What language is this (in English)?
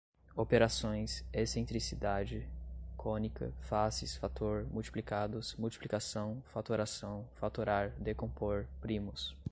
Portuguese